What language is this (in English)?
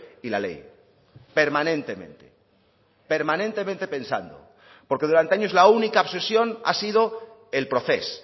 Spanish